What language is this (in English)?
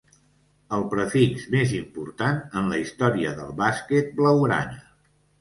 Catalan